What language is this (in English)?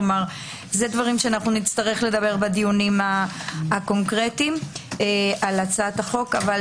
Hebrew